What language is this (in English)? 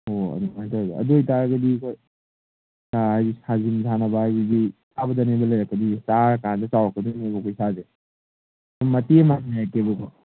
Manipuri